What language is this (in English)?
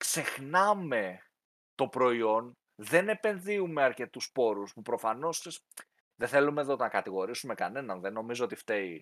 Greek